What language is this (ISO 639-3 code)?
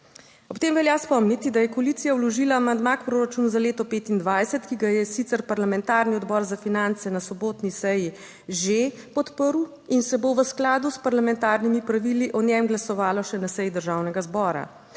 slv